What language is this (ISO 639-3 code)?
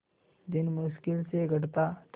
hin